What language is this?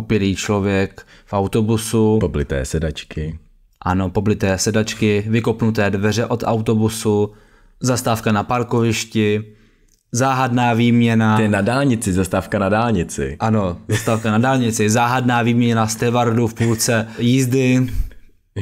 Czech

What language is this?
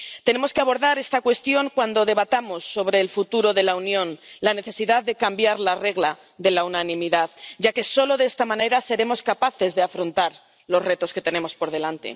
Spanish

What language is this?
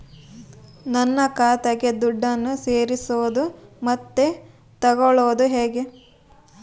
Kannada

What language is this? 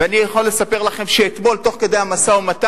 Hebrew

